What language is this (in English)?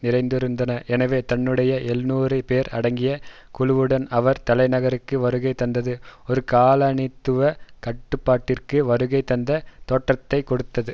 Tamil